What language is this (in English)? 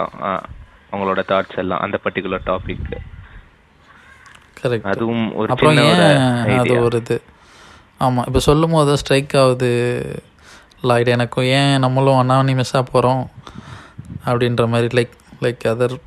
Tamil